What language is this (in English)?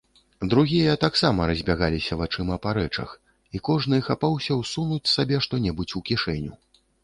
Belarusian